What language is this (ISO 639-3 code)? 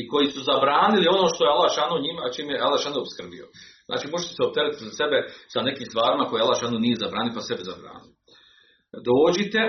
hrv